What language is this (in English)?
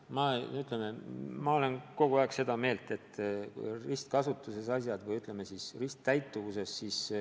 Estonian